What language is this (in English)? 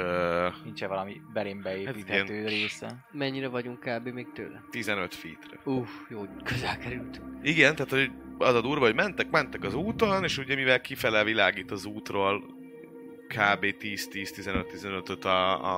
Hungarian